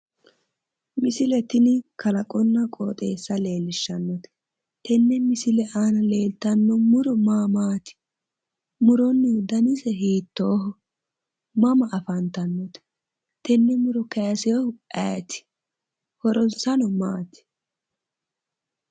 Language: Sidamo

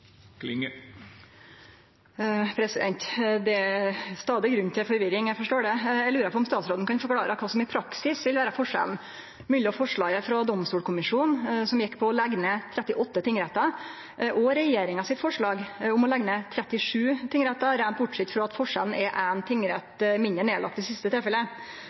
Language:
Norwegian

